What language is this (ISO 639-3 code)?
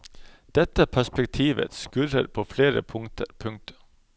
nor